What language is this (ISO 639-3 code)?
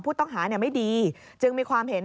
tha